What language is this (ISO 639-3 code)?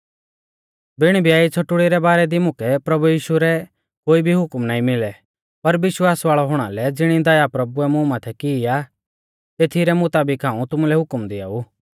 bfz